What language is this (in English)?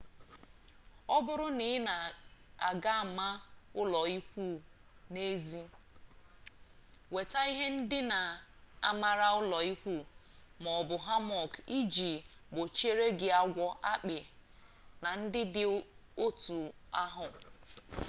Igbo